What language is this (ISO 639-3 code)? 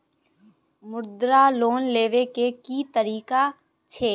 mai